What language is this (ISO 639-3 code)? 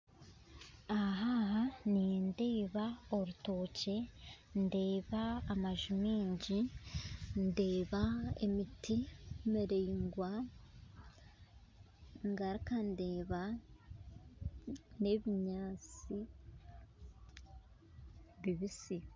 nyn